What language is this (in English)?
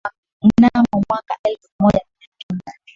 Swahili